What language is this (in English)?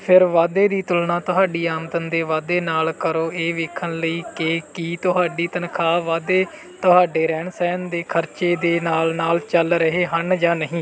Punjabi